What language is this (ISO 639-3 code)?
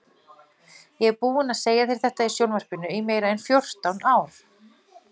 isl